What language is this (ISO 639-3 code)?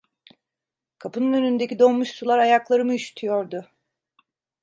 tur